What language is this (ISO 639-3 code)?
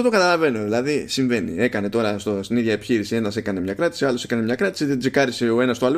ell